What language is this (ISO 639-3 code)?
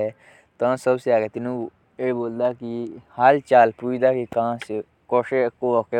jns